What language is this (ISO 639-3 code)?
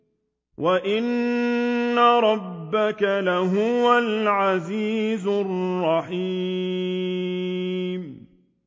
ara